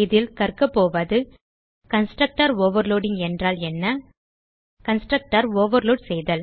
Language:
Tamil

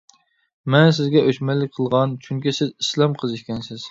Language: Uyghur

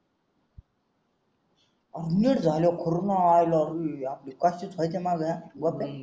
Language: Marathi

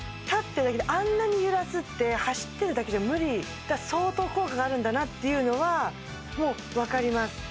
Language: Japanese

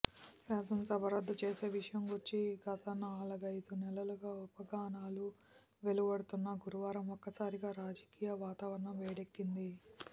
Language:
Telugu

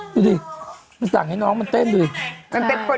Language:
Thai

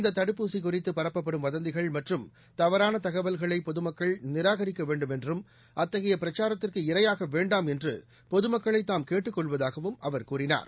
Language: Tamil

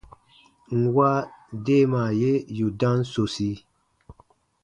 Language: Baatonum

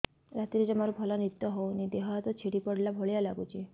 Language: Odia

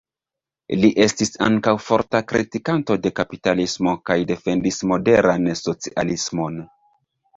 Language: Esperanto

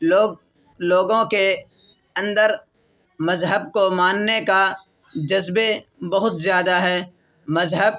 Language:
Urdu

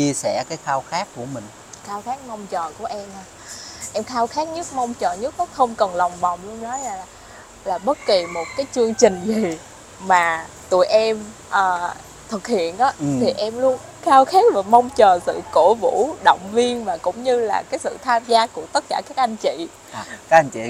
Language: Vietnamese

